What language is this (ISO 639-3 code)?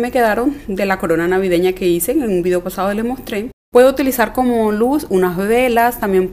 spa